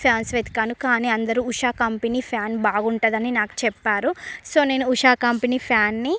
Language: Telugu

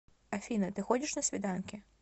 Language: Russian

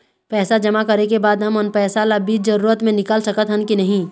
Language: Chhattisgarhi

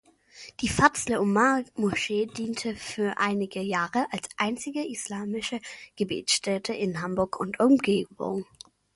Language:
German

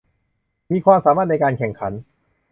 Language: Thai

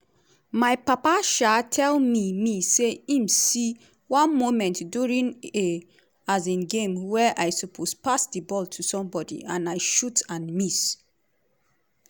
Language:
Nigerian Pidgin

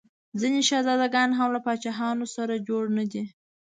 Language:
Pashto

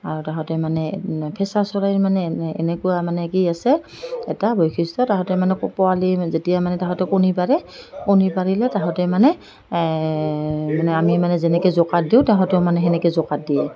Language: Assamese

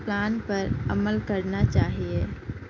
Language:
Urdu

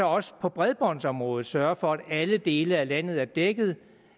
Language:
Danish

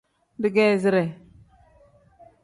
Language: Tem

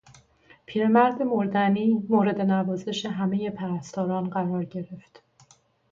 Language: Persian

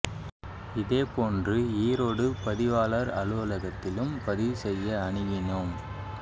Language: Tamil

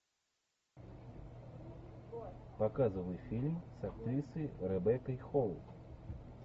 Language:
Russian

